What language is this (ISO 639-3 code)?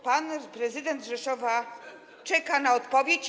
pol